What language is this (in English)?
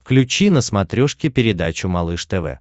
Russian